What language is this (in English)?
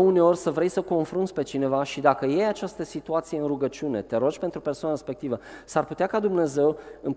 Romanian